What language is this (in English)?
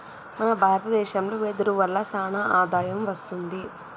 Telugu